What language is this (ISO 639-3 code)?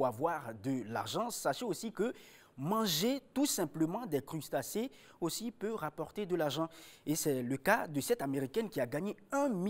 fra